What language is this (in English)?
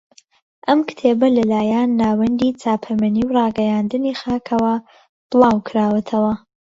Central Kurdish